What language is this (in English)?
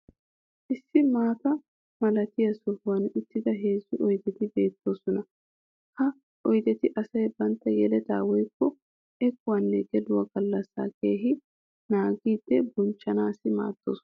Wolaytta